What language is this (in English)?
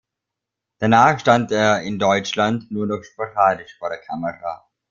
German